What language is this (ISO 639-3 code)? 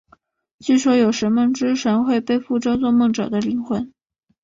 zho